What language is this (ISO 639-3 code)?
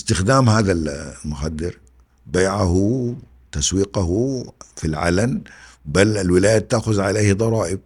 ara